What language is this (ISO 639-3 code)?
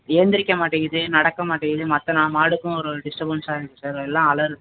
tam